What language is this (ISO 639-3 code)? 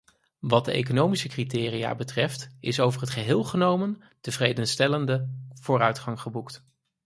nld